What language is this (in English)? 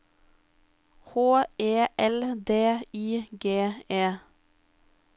Norwegian